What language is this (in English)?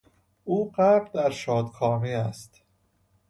Persian